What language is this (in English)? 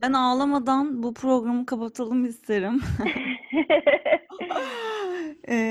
Turkish